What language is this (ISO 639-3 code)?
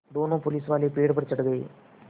hin